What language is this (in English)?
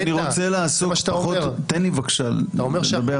Hebrew